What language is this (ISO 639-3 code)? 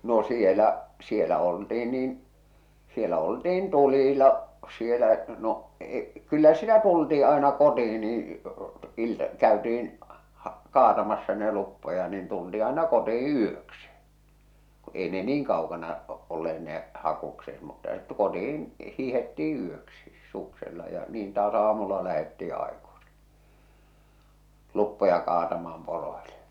fin